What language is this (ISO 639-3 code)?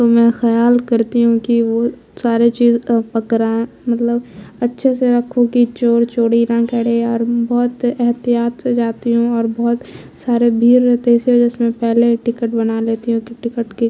urd